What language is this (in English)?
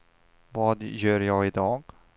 Swedish